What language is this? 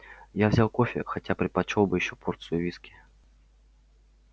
Russian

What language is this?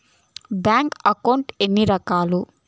Telugu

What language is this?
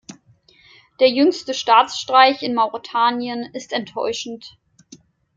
German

